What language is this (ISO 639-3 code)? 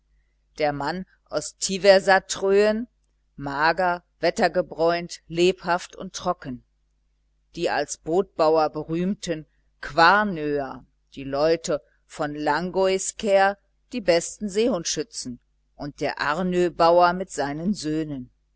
deu